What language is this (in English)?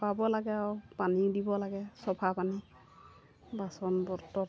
Assamese